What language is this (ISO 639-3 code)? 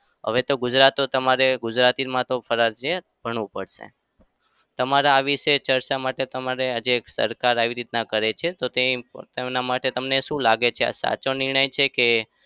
guj